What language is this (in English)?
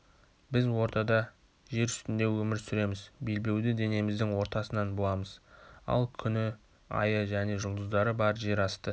Kazakh